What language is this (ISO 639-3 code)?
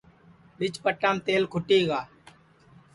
ssi